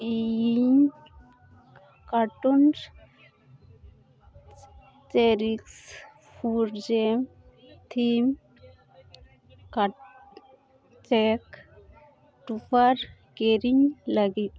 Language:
Santali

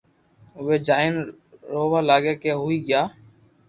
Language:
Loarki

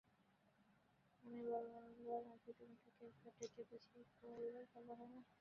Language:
Bangla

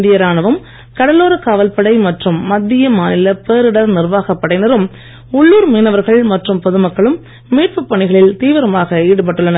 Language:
Tamil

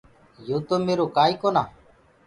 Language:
Gurgula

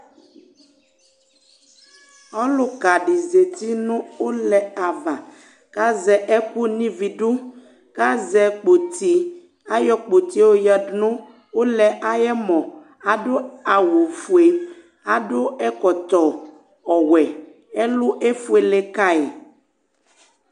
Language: Ikposo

